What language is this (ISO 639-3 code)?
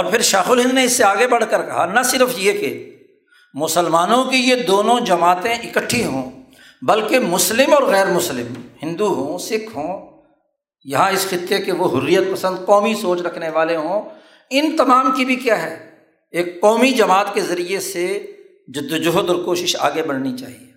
urd